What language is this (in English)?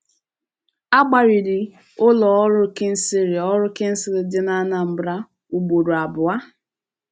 Igbo